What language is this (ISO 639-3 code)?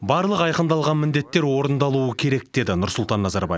kaz